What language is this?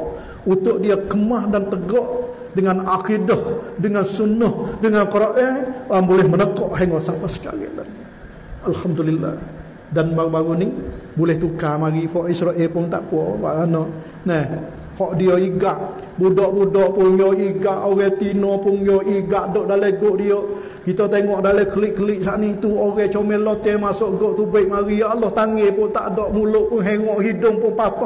Malay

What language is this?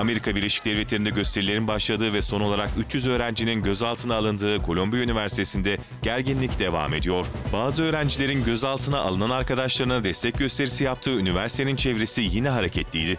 Turkish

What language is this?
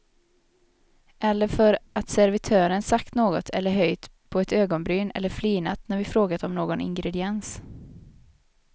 Swedish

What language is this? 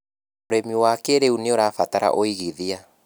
Kikuyu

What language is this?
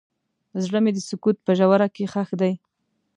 Pashto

